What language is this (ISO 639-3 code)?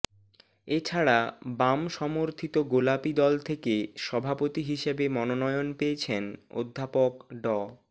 ben